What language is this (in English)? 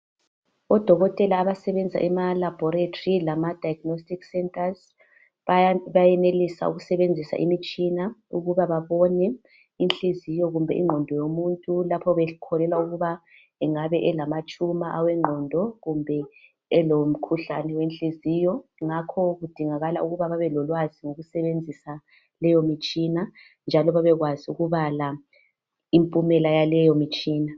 North Ndebele